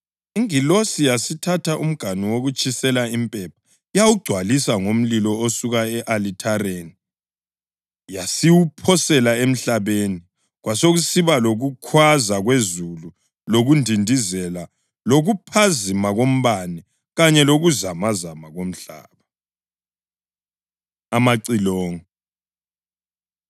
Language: North Ndebele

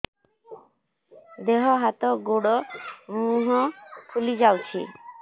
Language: Odia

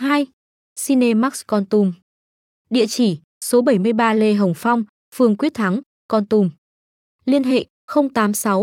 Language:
Vietnamese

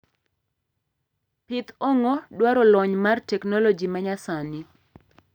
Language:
Luo (Kenya and Tanzania)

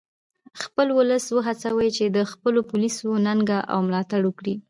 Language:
Pashto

